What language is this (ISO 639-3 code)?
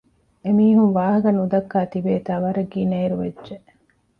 div